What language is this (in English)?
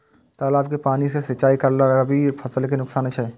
Maithili